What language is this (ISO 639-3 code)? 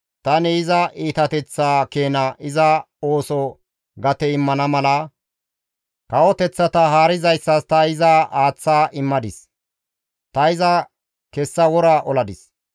gmv